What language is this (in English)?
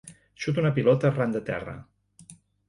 Catalan